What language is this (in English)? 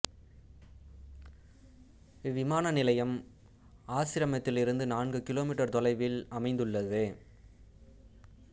Tamil